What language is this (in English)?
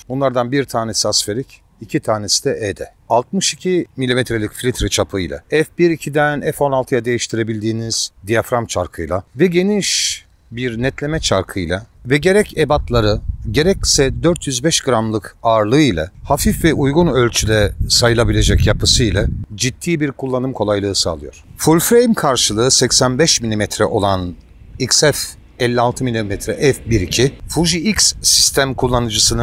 Turkish